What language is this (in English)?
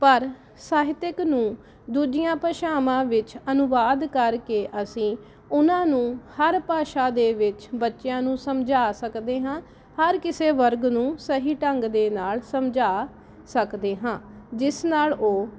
Punjabi